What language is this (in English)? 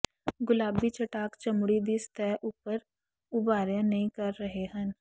Punjabi